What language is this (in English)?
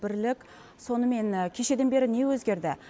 Kazakh